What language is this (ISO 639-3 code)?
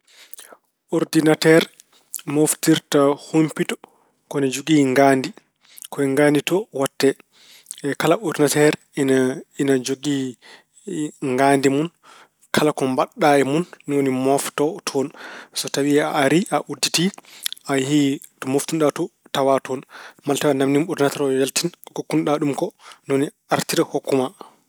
ful